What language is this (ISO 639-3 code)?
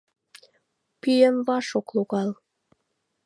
chm